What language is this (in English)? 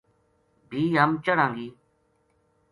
Gujari